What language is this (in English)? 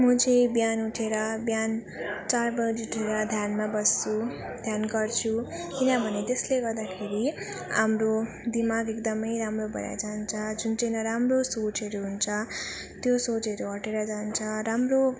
Nepali